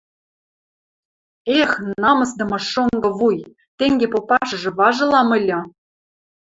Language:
Western Mari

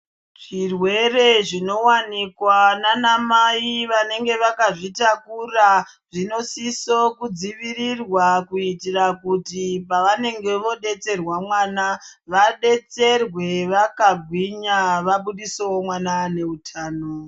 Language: Ndau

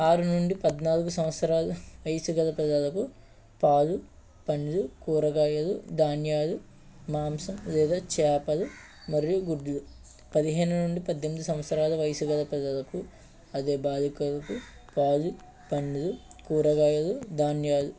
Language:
Telugu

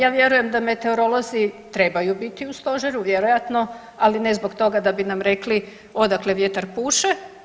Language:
Croatian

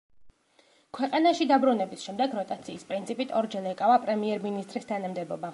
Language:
Georgian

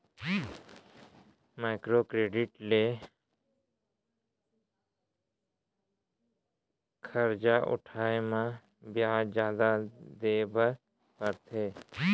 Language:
Chhattisgarhi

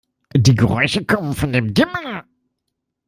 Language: German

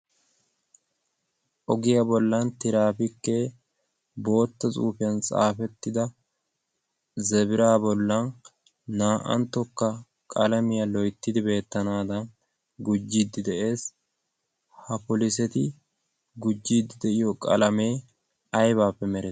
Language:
Wolaytta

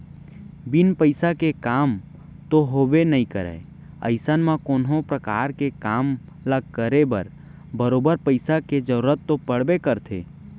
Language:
Chhattisgarhi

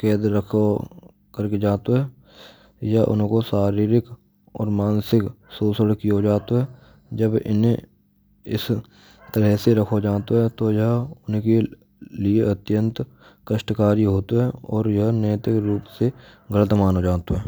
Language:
Braj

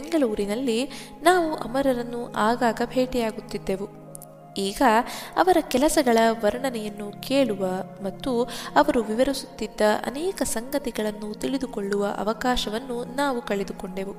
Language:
Kannada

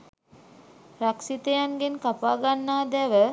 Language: Sinhala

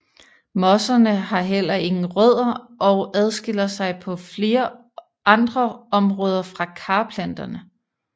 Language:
Danish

